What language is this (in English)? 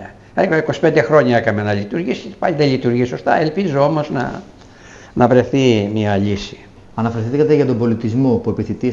Greek